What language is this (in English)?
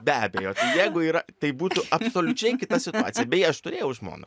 Lithuanian